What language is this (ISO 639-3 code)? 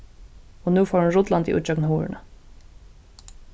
fao